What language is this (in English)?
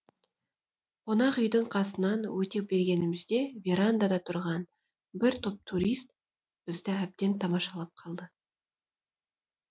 Kazakh